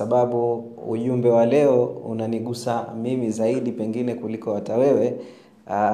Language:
Swahili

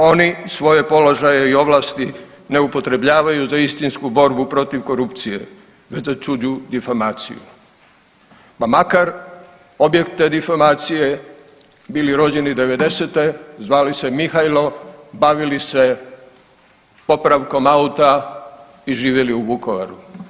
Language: Croatian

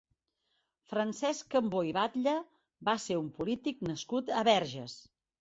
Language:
Catalan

